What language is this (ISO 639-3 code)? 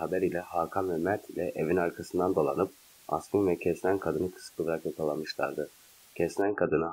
tur